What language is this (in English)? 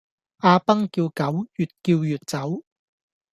Cantonese